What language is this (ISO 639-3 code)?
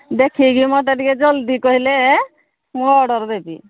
ori